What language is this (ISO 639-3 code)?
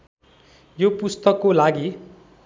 nep